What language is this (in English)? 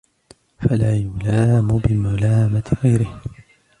Arabic